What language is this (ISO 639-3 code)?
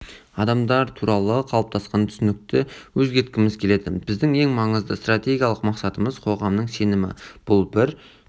kaz